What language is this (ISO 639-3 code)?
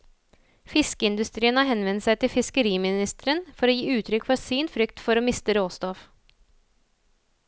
nor